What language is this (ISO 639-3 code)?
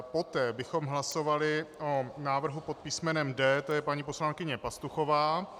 ces